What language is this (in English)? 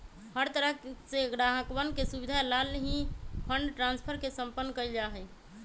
Magahi